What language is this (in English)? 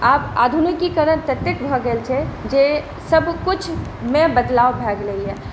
Maithili